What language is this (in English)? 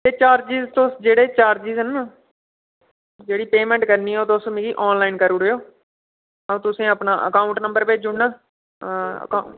Dogri